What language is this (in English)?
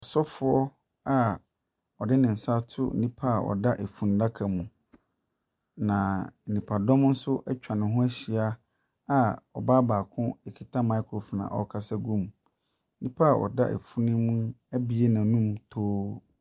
Akan